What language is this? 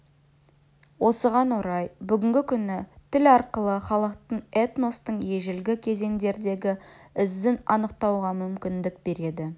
Kazakh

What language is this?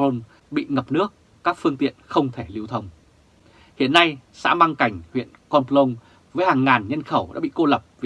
Vietnamese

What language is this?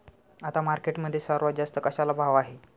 Marathi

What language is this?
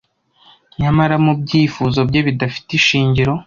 Kinyarwanda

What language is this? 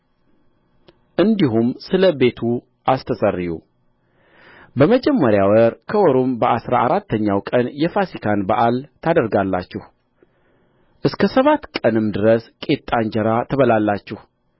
Amharic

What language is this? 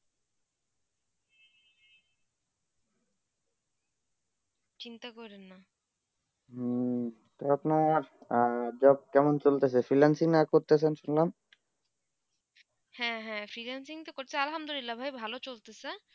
Bangla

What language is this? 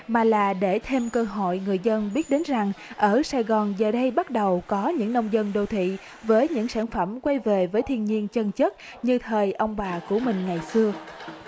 Vietnamese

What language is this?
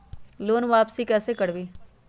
Magahi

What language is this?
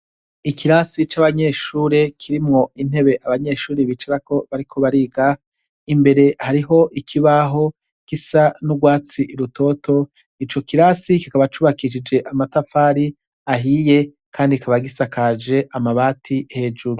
Rundi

